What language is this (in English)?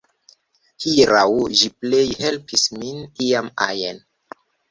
Esperanto